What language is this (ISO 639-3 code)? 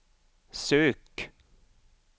swe